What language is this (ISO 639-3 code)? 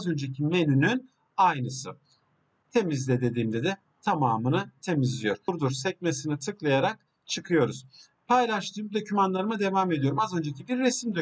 tur